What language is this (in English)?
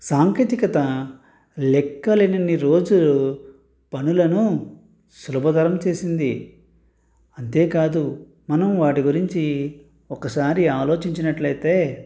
Telugu